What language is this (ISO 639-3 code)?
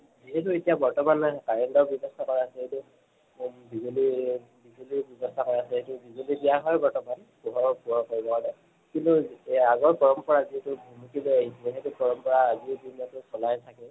asm